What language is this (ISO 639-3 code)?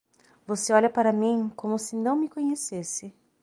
por